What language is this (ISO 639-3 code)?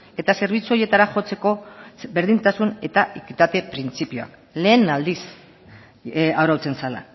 eus